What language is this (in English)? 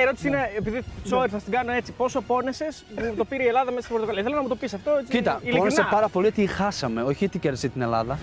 Greek